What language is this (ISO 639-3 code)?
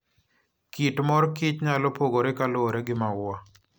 luo